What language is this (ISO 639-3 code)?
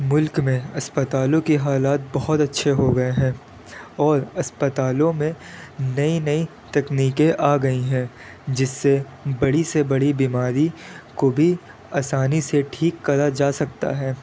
urd